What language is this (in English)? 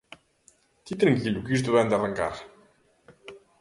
Galician